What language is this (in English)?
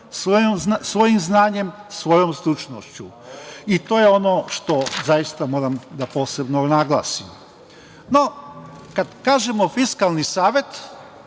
Serbian